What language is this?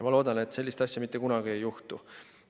Estonian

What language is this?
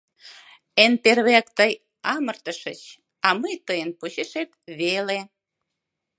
Mari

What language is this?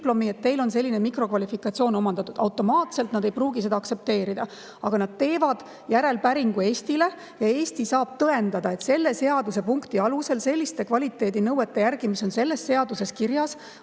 Estonian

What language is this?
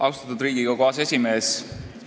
Estonian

